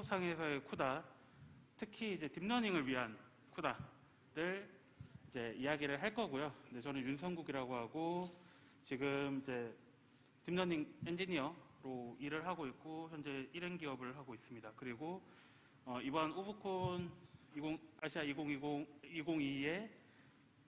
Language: Korean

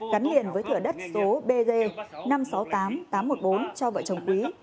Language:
Vietnamese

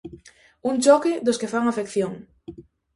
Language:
Galician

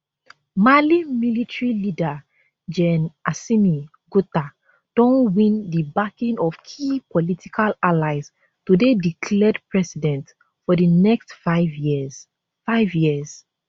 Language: Nigerian Pidgin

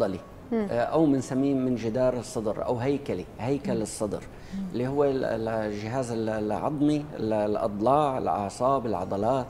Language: Arabic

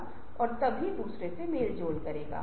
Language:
Hindi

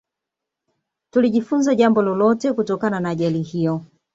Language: Swahili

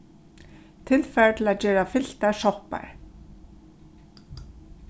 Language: Faroese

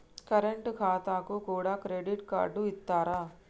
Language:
Telugu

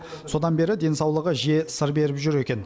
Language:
Kazakh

